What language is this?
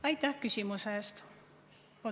Estonian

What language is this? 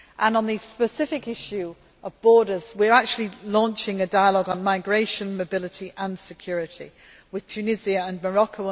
English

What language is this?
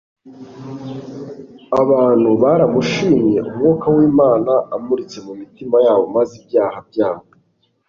Kinyarwanda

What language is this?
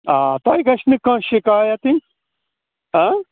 Kashmiri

